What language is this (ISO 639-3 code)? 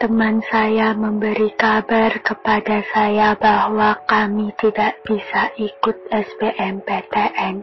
ind